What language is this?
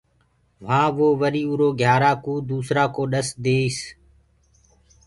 Gurgula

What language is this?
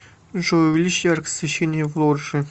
Russian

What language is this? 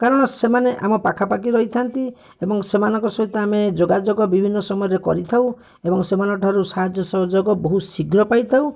Odia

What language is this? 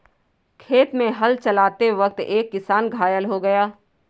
Hindi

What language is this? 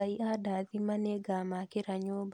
Kikuyu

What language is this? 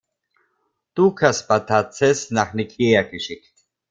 German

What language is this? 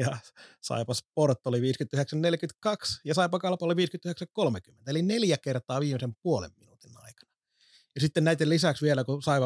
Finnish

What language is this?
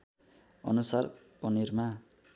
Nepali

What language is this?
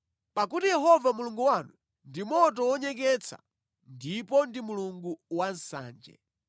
Nyanja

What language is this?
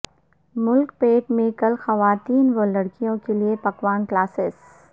Urdu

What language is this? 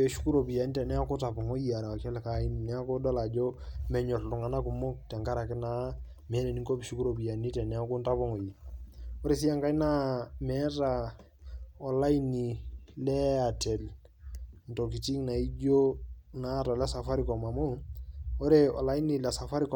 Masai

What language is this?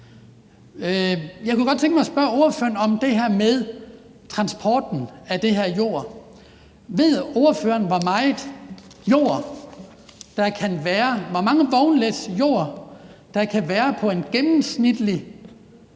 Danish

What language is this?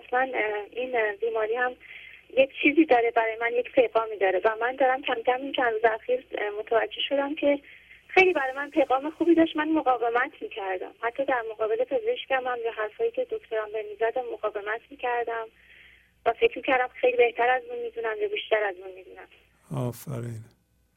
Persian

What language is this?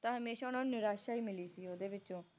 Punjabi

